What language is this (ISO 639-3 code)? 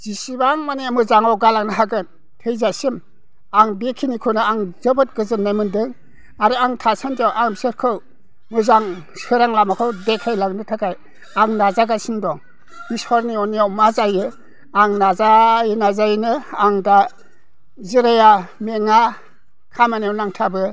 brx